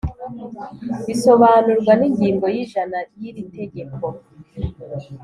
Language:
Kinyarwanda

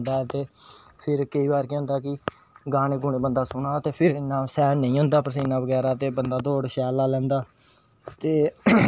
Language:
Dogri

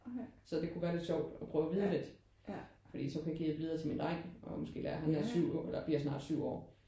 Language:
Danish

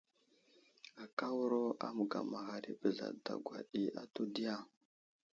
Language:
Wuzlam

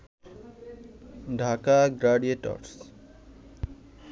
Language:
Bangla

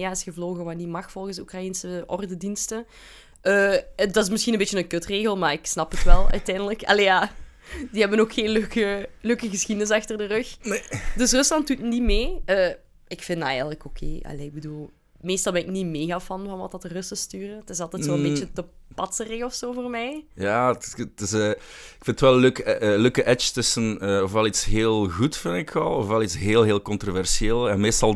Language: Dutch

